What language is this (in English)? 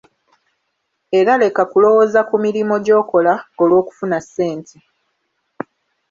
Ganda